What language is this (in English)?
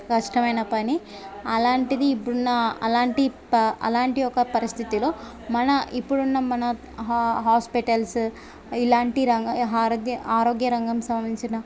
Telugu